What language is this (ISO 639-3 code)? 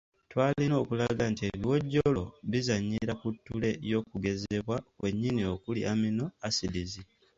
lug